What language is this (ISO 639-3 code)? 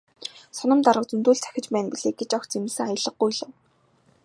mon